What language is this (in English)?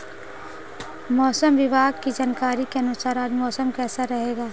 Hindi